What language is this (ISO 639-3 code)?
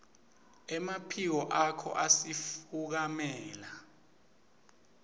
ssw